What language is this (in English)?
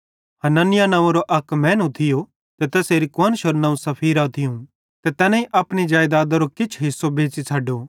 Bhadrawahi